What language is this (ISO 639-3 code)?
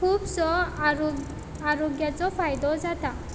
kok